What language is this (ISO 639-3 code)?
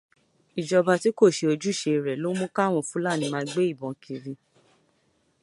yor